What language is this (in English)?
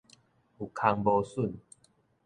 Min Nan Chinese